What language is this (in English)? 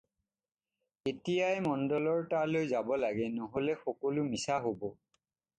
Assamese